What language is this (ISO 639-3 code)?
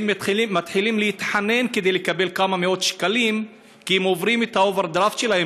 heb